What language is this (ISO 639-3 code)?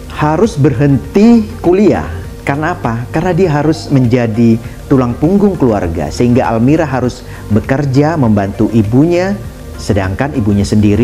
ind